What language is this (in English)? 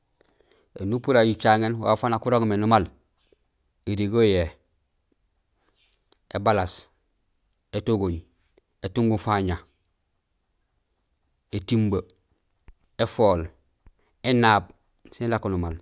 Gusilay